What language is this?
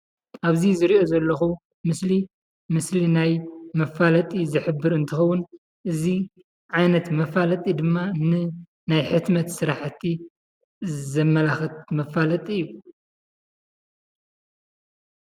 Tigrinya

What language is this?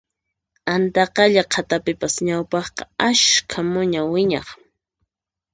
Puno Quechua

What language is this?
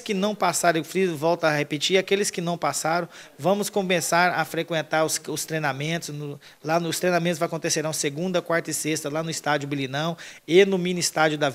Portuguese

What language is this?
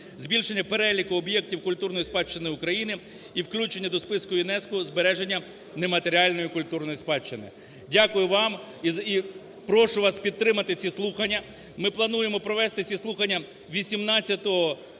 Ukrainian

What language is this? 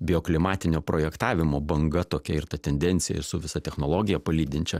Lithuanian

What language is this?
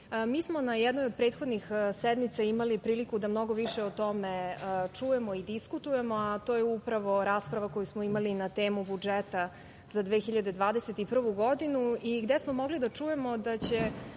Serbian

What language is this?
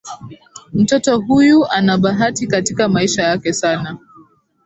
Swahili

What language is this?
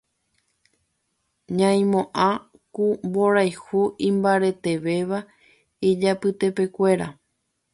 Guarani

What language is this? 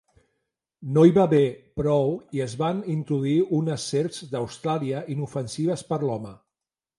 Catalan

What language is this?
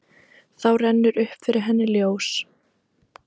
Icelandic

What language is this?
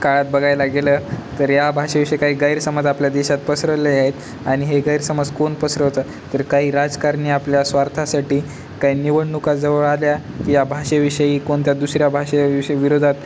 Marathi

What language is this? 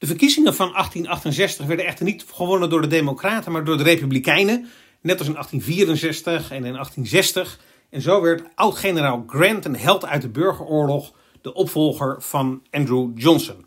Dutch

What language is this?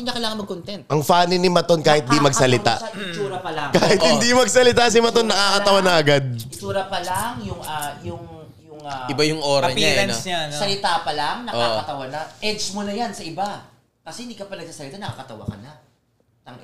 Filipino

